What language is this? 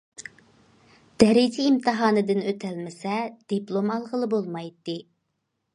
Uyghur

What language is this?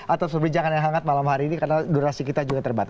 Indonesian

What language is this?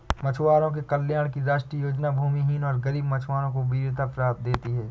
Hindi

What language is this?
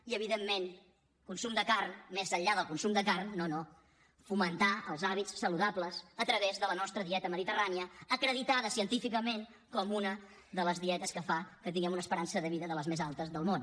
Catalan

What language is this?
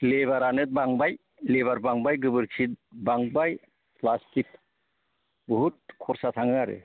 Bodo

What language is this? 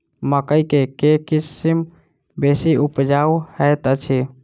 Maithili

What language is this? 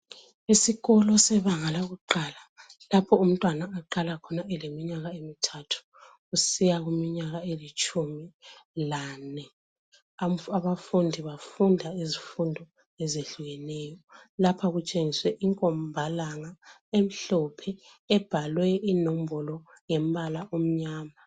North Ndebele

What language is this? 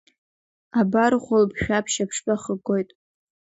Abkhazian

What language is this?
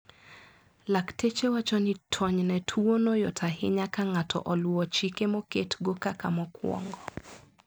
Luo (Kenya and Tanzania)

